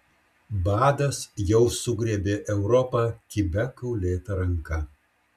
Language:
Lithuanian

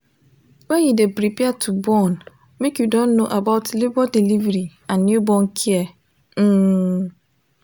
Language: Nigerian Pidgin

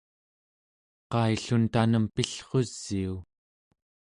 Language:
Central Yupik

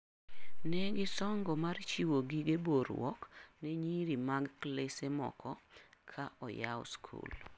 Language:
Luo (Kenya and Tanzania)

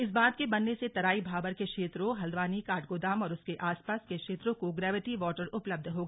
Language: Hindi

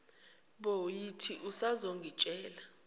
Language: Zulu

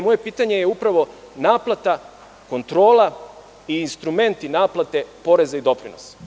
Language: Serbian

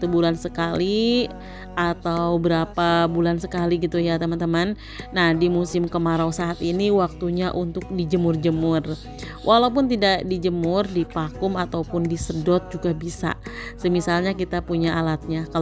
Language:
Indonesian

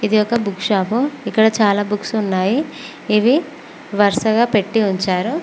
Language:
Telugu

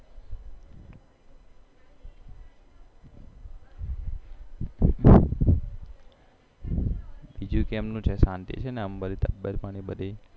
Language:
Gujarati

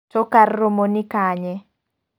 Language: Luo (Kenya and Tanzania)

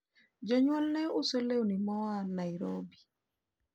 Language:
Luo (Kenya and Tanzania)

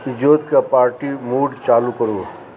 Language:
Maithili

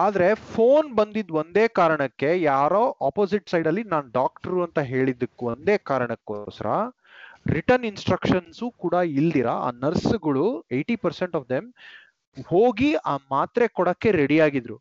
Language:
Kannada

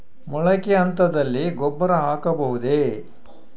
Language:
Kannada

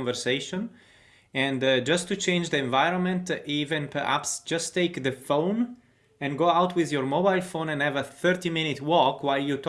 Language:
English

